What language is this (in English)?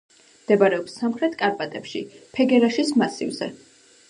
Georgian